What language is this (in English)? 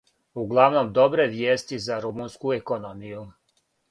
Serbian